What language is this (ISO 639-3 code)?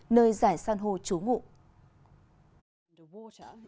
vie